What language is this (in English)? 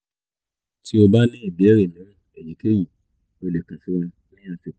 Yoruba